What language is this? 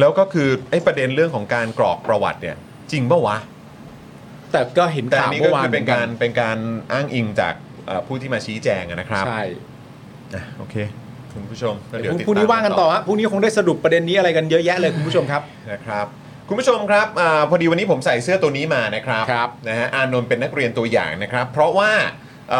Thai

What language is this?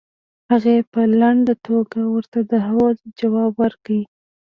Pashto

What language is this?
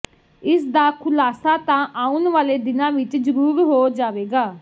Punjabi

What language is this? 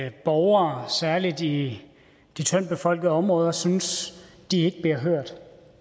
Danish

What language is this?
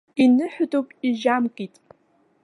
Abkhazian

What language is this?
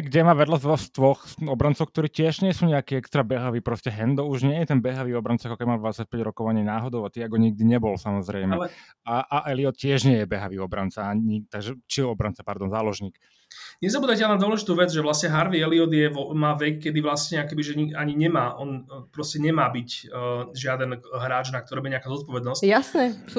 Slovak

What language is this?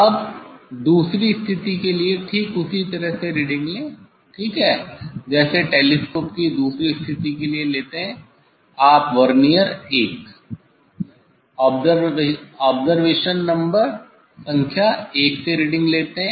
Hindi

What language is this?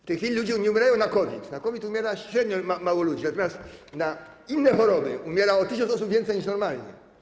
Polish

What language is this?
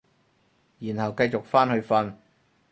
Cantonese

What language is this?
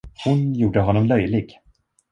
Swedish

